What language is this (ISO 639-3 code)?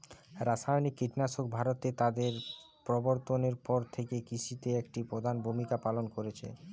ben